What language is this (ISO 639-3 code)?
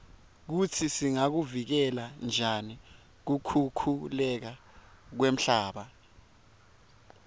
ssw